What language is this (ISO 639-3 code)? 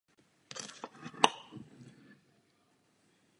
ces